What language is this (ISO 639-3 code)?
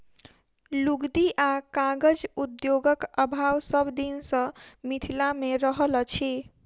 mai